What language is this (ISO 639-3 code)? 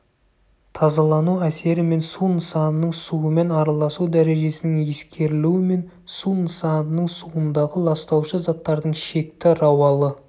kaz